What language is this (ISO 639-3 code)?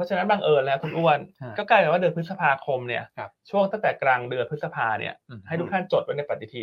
tha